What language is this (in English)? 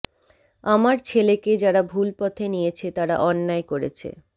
Bangla